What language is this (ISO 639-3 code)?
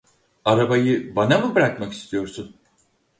tur